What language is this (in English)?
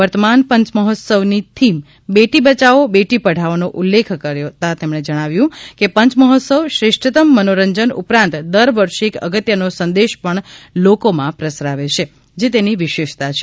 Gujarati